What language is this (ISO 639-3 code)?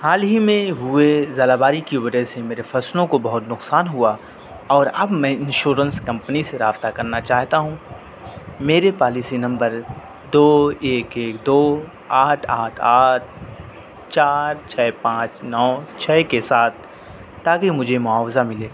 urd